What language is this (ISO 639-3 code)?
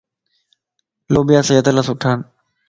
lss